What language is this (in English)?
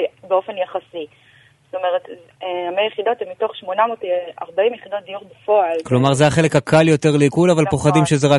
Hebrew